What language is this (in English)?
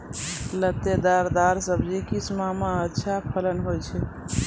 Maithili